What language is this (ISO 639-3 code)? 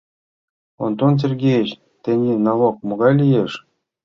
chm